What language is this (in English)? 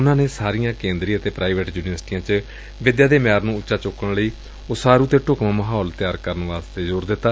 Punjabi